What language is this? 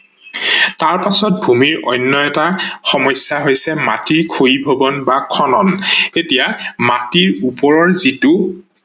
Assamese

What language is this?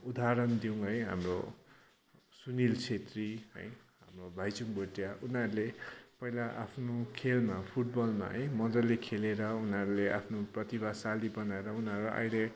Nepali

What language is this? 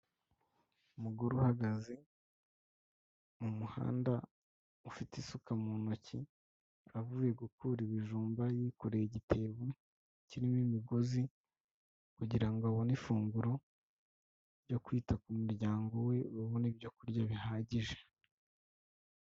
Kinyarwanda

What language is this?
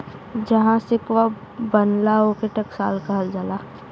Bhojpuri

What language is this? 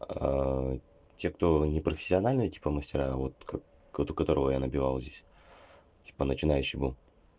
Russian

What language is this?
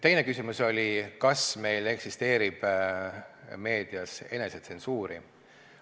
Estonian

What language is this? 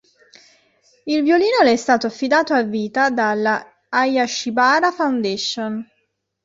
Italian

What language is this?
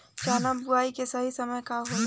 Bhojpuri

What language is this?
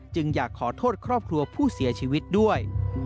Thai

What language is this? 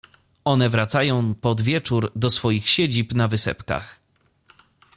Polish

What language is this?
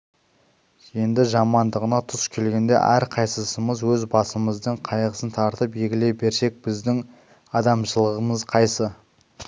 Kazakh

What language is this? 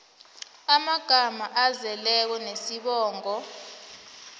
South Ndebele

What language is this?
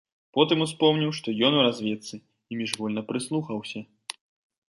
Belarusian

